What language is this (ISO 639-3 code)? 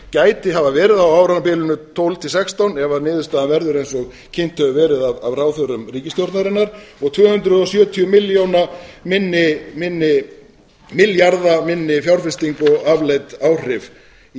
isl